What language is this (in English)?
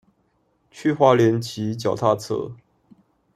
Chinese